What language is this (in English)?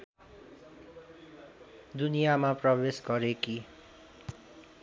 Nepali